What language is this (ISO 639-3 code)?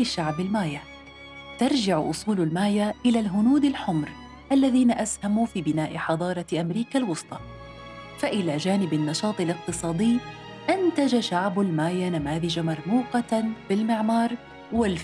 ara